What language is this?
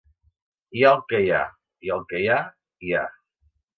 Catalan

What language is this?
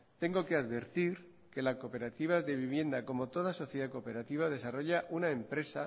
Spanish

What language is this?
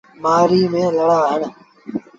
Sindhi Bhil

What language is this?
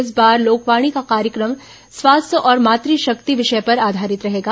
Hindi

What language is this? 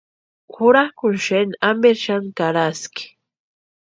Western Highland Purepecha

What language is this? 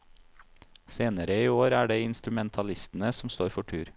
Norwegian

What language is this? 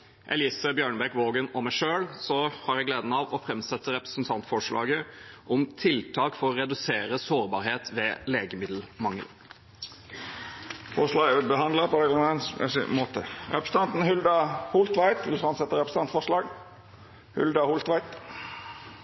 Norwegian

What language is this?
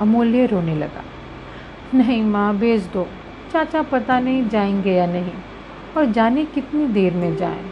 Hindi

